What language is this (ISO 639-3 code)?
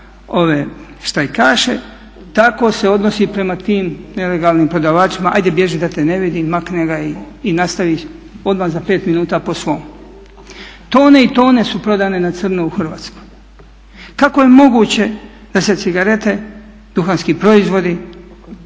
hrv